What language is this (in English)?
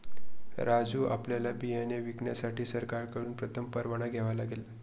Marathi